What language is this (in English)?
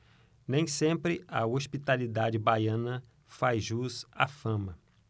Portuguese